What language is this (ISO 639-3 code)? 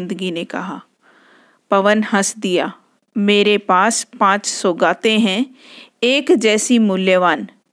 hin